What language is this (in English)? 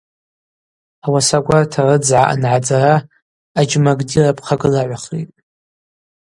Abaza